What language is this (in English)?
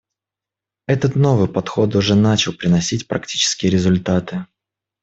Russian